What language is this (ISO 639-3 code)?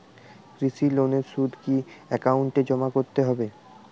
ben